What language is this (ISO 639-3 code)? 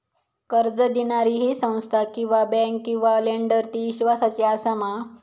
mar